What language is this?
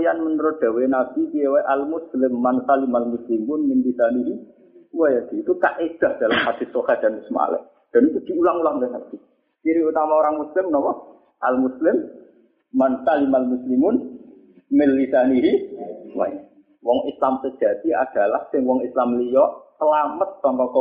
Indonesian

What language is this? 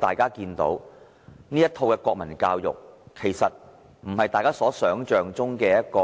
Cantonese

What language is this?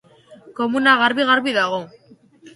Basque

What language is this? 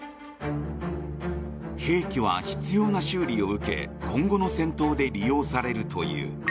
Japanese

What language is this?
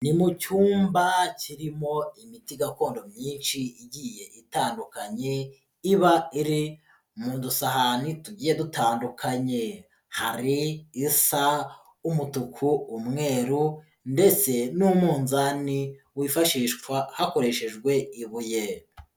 Kinyarwanda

